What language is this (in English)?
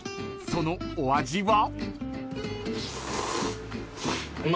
Japanese